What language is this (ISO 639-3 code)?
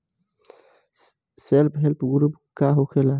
bho